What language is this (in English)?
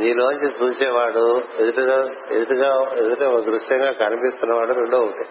Telugu